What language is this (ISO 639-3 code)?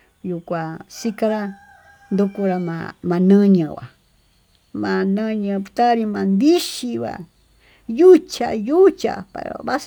mtu